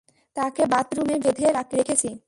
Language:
Bangla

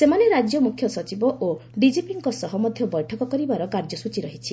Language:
Odia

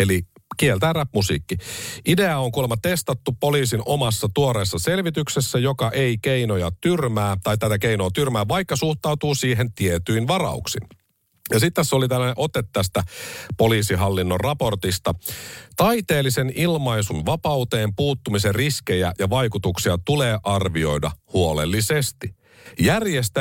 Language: Finnish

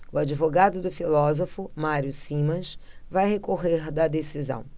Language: Portuguese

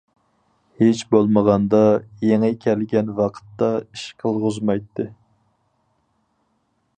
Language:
Uyghur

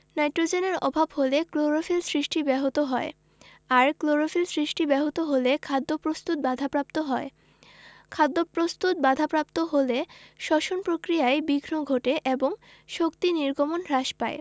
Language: Bangla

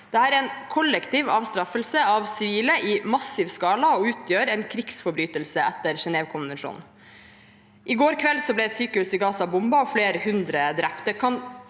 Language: Norwegian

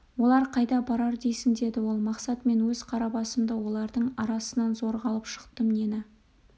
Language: Kazakh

